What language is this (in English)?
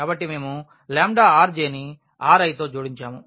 Telugu